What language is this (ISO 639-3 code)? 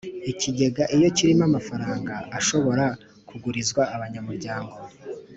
kin